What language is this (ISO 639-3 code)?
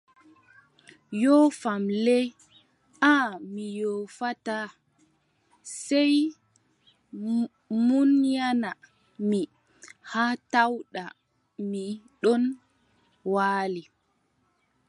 fub